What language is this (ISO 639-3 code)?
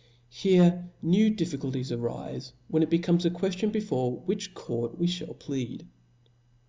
eng